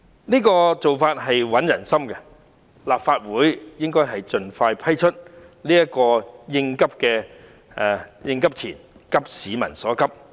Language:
Cantonese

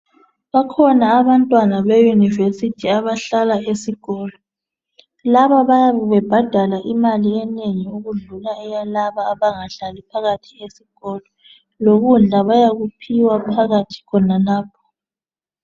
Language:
North Ndebele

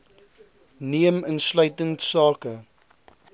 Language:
Afrikaans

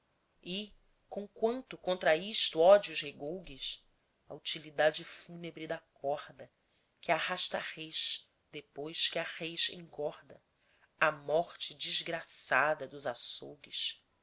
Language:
Portuguese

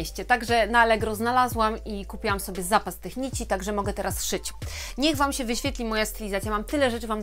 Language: Polish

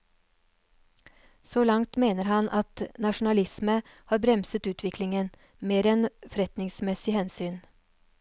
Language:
Norwegian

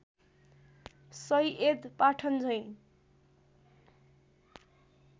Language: Nepali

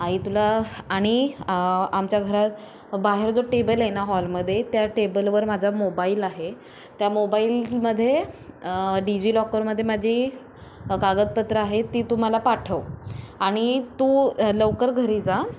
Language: Marathi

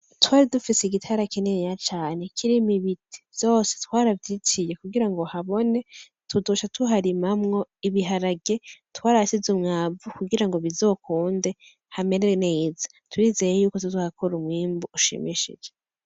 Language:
Rundi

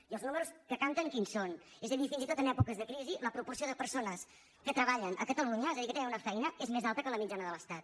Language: Catalan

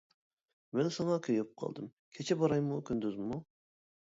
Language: Uyghur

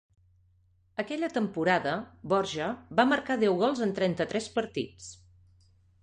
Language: Catalan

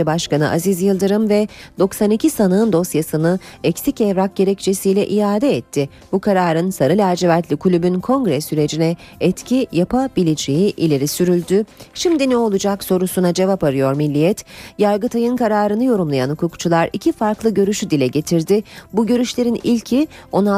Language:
Turkish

